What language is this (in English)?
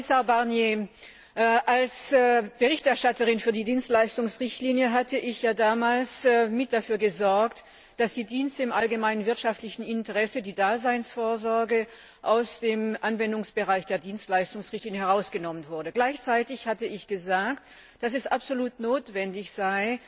German